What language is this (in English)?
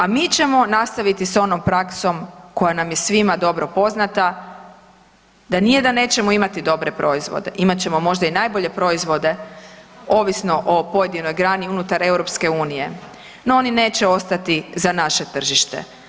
Croatian